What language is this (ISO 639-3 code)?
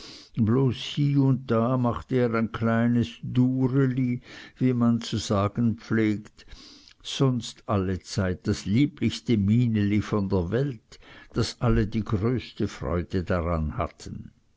deu